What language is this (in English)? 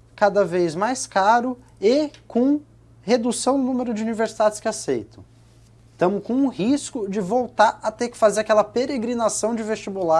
Portuguese